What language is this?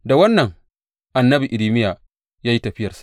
Hausa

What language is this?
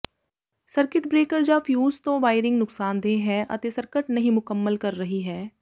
Punjabi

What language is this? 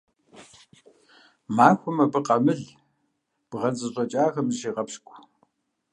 Kabardian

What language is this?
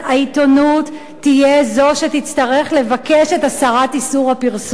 Hebrew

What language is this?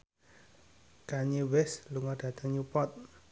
Javanese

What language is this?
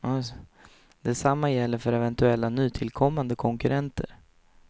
Swedish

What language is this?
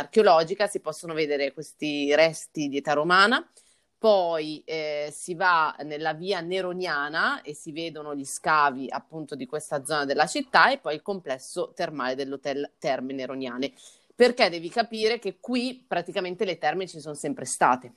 Italian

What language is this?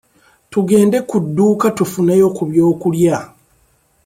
Ganda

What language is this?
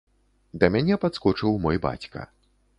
Belarusian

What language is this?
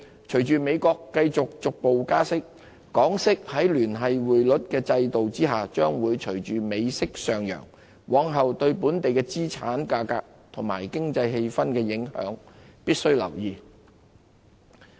Cantonese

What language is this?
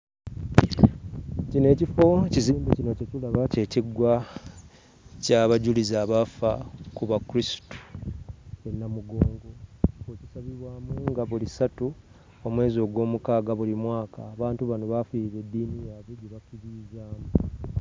Ganda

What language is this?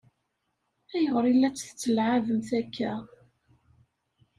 Kabyle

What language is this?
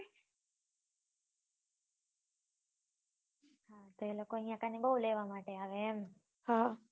Gujarati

